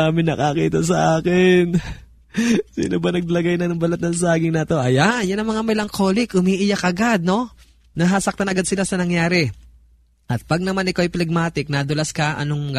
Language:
Filipino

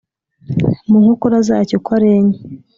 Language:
Kinyarwanda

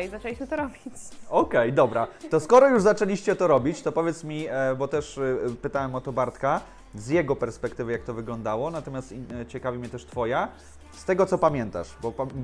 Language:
Polish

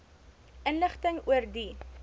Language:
Afrikaans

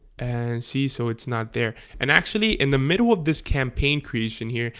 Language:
English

